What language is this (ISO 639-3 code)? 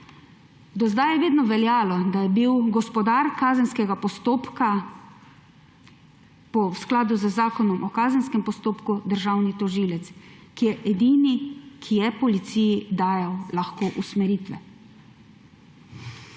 slv